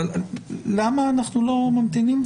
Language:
Hebrew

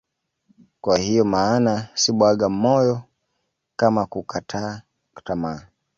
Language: Swahili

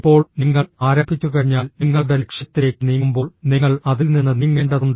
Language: Malayalam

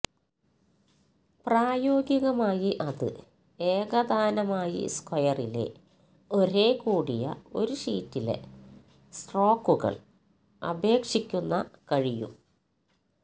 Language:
Malayalam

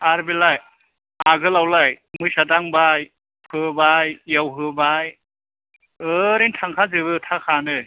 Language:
Bodo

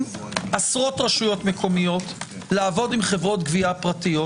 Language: Hebrew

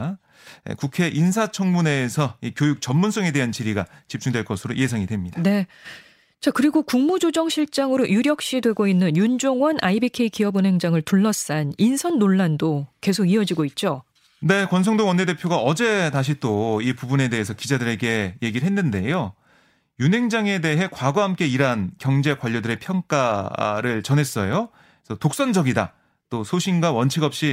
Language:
Korean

